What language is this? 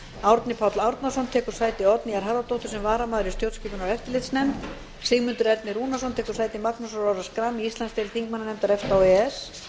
Icelandic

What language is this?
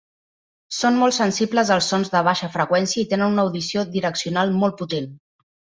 Catalan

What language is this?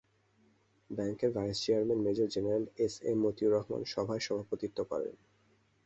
Bangla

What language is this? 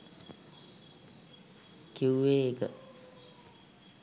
Sinhala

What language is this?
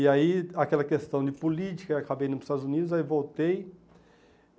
Portuguese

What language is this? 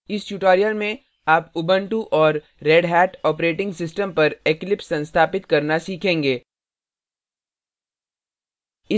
Hindi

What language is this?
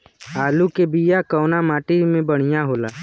Bhojpuri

